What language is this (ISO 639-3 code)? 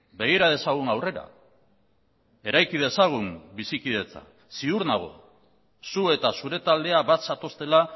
eus